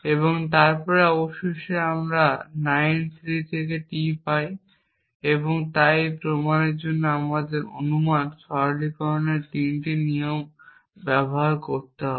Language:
Bangla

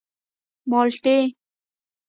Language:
Pashto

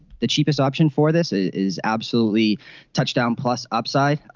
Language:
English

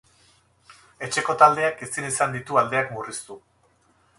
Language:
Basque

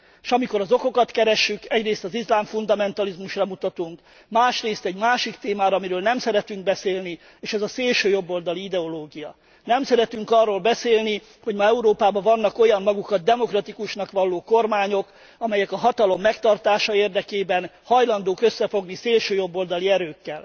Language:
Hungarian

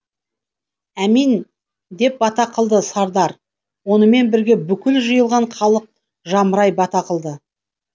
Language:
Kazakh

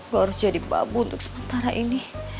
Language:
Indonesian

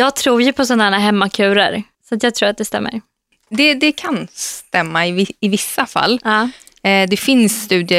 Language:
Swedish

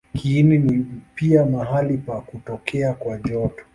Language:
Swahili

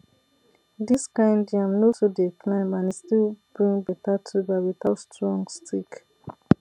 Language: Nigerian Pidgin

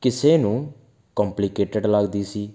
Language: Punjabi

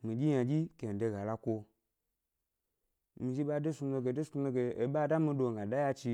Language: Gbari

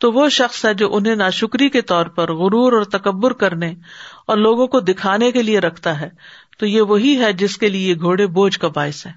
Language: Urdu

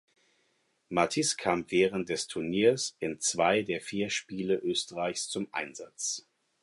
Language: German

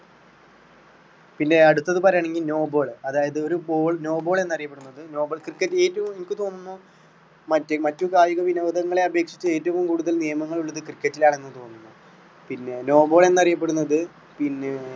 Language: Malayalam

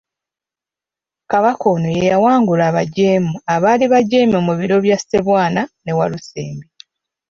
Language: Ganda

